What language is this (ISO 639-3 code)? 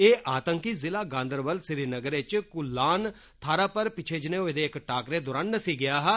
doi